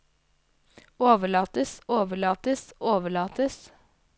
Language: Norwegian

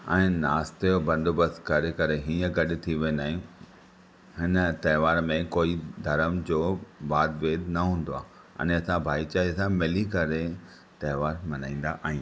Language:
Sindhi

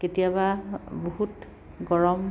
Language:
Assamese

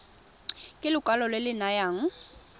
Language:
Tswana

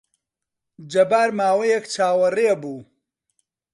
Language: Central Kurdish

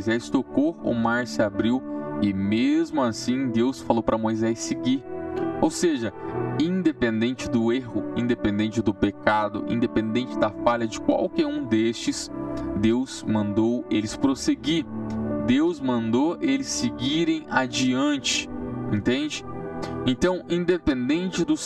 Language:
Portuguese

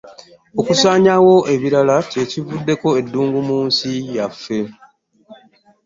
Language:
Ganda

